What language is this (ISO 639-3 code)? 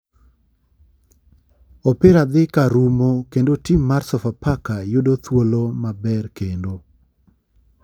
luo